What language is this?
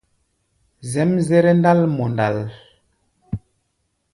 Gbaya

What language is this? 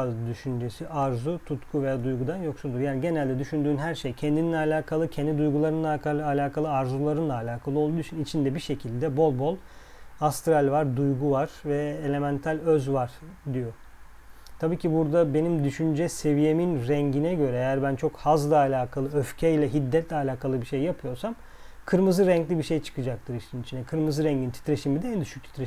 Turkish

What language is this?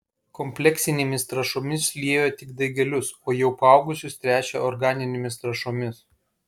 Lithuanian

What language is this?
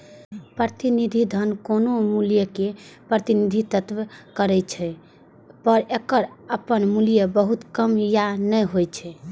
Maithili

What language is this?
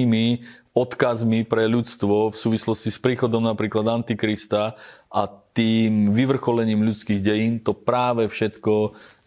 Slovak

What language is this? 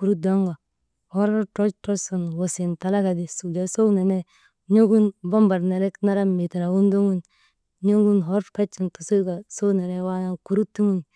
Maba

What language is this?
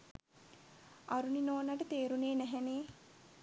Sinhala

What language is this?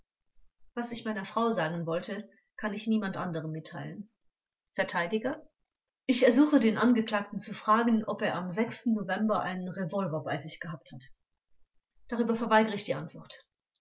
German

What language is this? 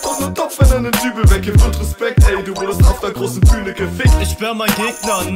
German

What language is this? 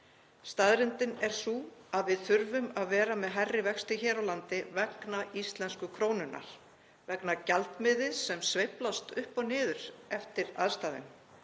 Icelandic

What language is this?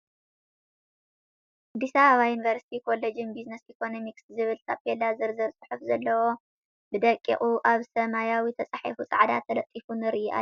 Tigrinya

